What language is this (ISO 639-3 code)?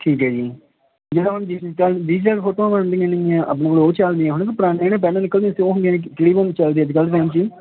pan